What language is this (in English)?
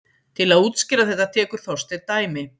Icelandic